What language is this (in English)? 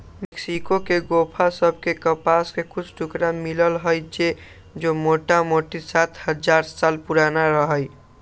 Magahi